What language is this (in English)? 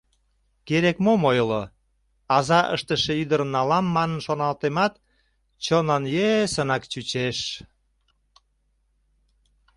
Mari